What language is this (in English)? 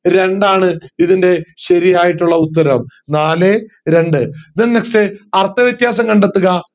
Malayalam